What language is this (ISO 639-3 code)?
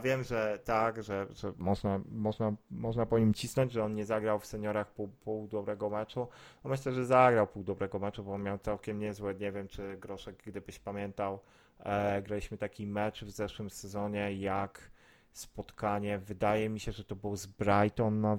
pol